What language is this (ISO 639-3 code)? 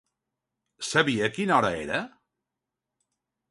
cat